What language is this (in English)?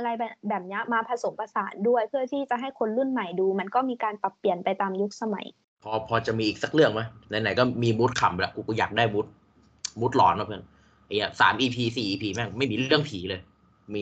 Thai